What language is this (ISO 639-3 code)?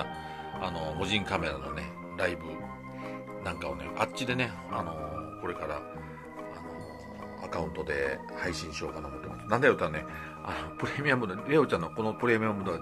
jpn